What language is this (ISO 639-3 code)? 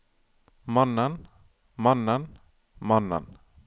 nor